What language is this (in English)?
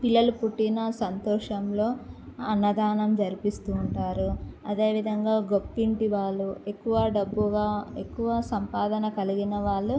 Telugu